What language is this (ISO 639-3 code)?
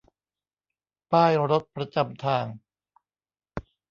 tha